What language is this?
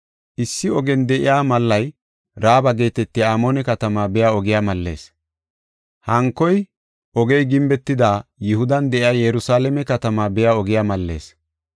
Gofa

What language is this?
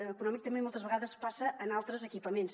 Catalan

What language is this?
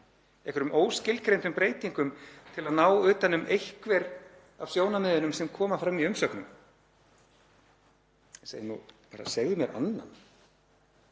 Icelandic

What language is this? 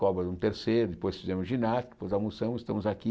Portuguese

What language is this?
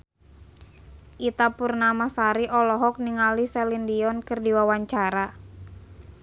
Sundanese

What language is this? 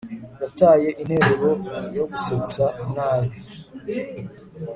Kinyarwanda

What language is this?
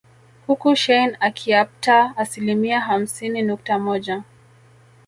Swahili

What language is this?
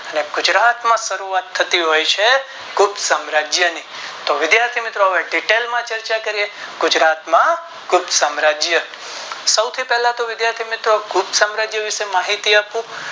Gujarati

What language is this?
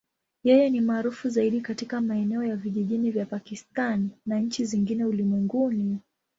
Swahili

